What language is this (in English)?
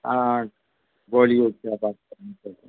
Urdu